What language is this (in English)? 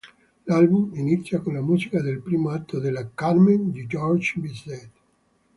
Italian